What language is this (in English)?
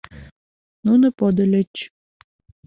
Mari